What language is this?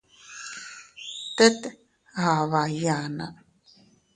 Teutila Cuicatec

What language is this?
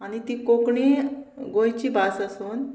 Konkani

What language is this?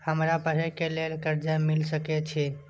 Maithili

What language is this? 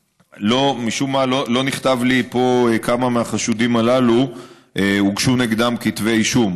Hebrew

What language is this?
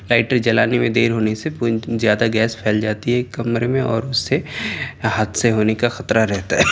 Urdu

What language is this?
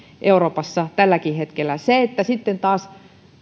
Finnish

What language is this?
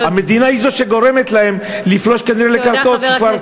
Hebrew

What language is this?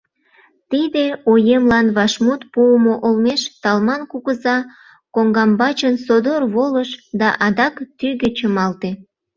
Mari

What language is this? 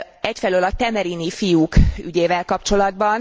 Hungarian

